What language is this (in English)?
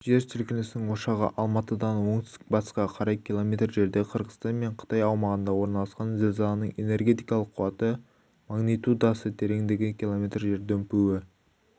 Kazakh